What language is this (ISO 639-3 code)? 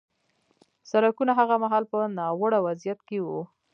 pus